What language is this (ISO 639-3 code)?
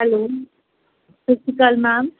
pan